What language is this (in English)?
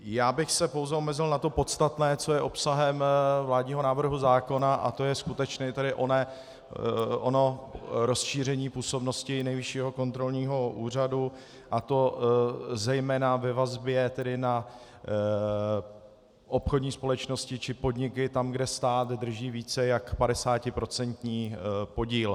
Czech